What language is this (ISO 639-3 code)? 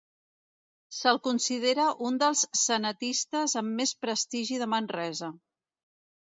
cat